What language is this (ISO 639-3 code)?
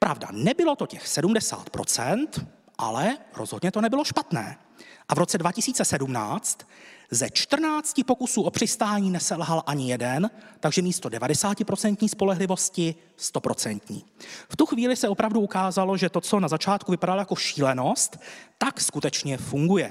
ces